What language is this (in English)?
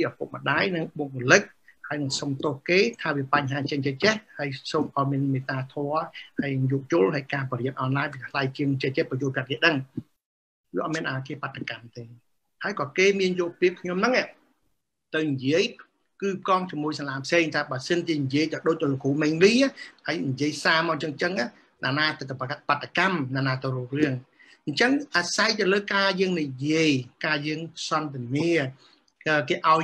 Vietnamese